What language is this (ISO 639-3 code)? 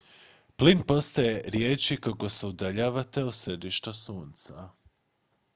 hrv